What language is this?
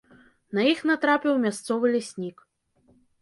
Belarusian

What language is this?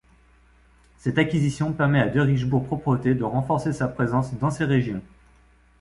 French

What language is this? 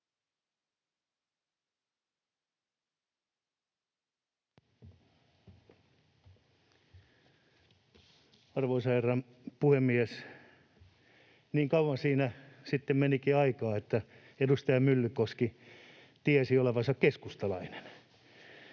Finnish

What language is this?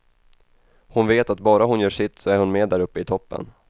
Swedish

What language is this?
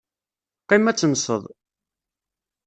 Kabyle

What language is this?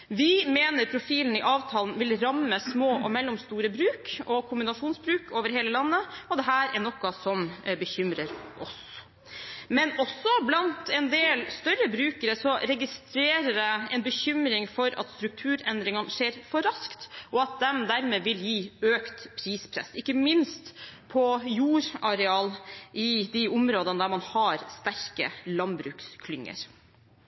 Norwegian Bokmål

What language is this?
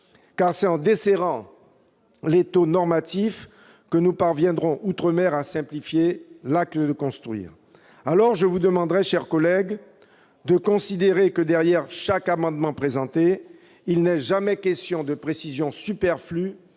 French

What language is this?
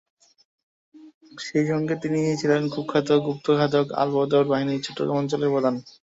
Bangla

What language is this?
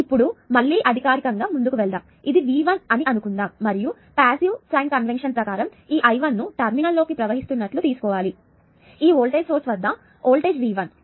Telugu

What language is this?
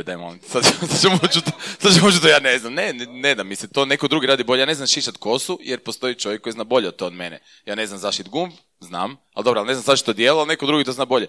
Croatian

